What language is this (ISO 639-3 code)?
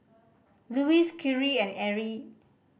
eng